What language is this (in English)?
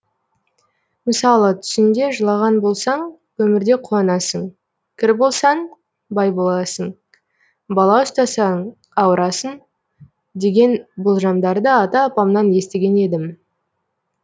Kazakh